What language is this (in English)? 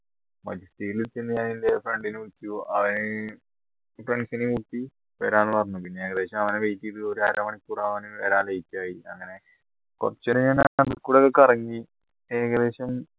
Malayalam